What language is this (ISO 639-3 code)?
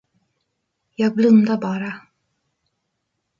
swe